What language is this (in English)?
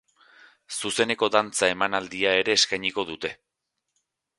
Basque